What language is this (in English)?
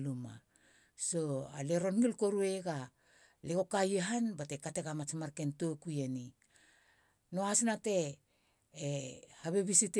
Halia